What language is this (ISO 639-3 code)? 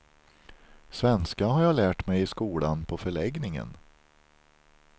swe